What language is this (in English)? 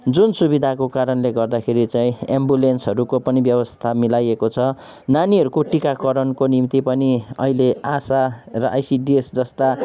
Nepali